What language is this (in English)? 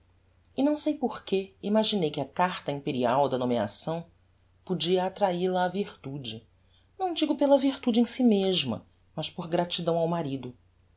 Portuguese